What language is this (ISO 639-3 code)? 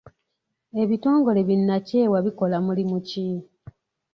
lug